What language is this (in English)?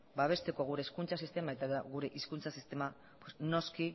Basque